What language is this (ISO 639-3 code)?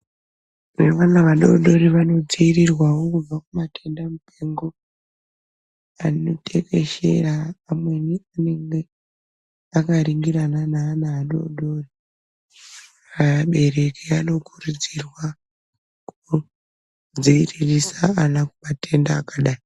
ndc